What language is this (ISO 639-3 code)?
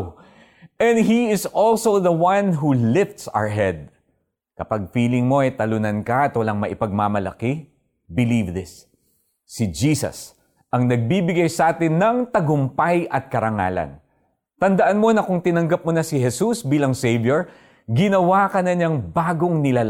fil